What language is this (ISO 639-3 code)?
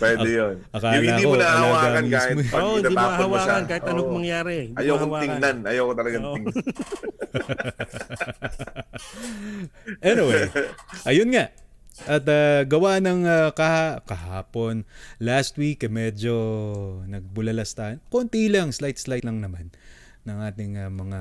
fil